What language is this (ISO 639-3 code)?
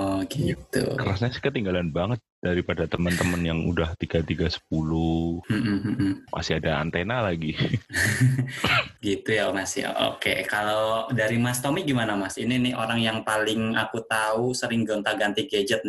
ind